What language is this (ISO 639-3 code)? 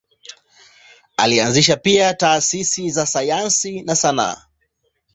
swa